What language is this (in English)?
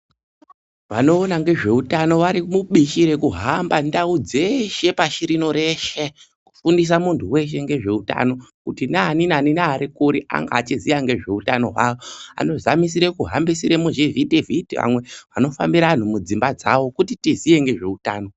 Ndau